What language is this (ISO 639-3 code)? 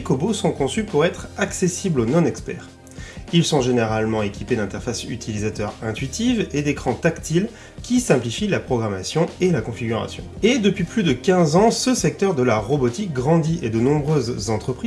fra